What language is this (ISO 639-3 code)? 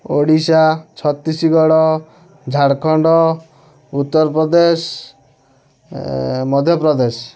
ori